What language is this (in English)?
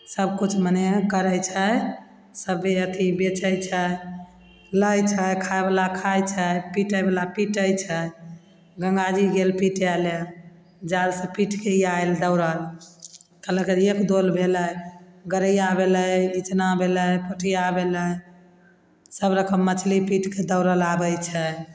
Maithili